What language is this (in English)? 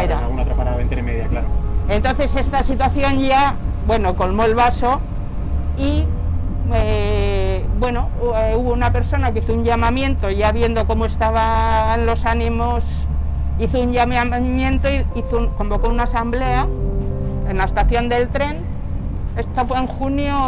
Spanish